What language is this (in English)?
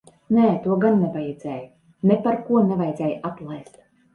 Latvian